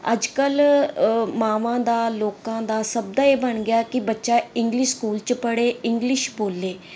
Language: Punjabi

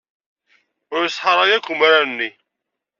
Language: Kabyle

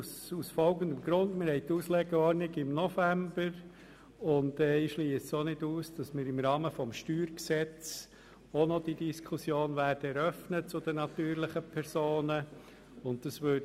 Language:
Swiss German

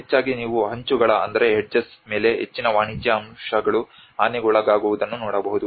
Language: Kannada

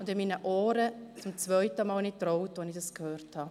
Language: Swiss German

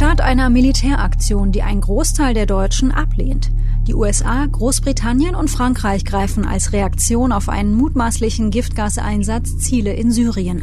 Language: German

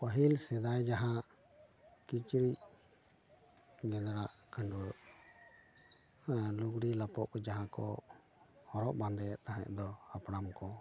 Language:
Santali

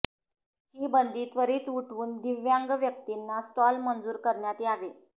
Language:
Marathi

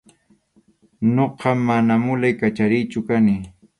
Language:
Arequipa-La Unión Quechua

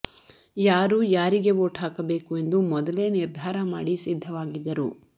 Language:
Kannada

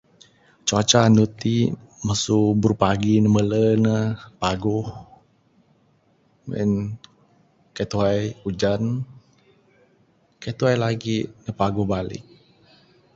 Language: Bukar-Sadung Bidayuh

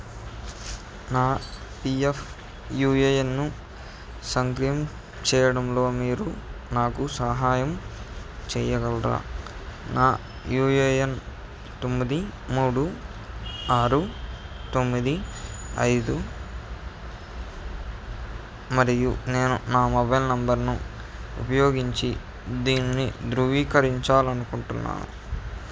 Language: Telugu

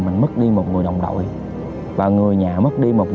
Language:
Vietnamese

